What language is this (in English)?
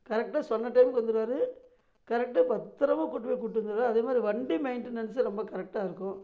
Tamil